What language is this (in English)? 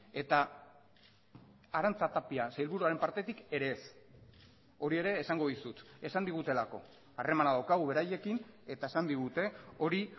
Basque